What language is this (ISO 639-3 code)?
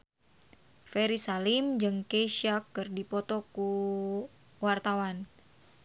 sun